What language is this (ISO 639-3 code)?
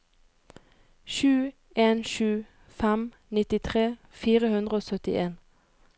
nor